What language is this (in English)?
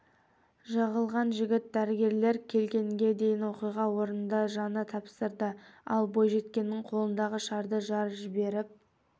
Kazakh